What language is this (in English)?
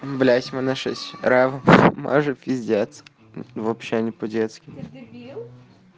Russian